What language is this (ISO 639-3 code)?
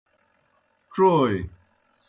plk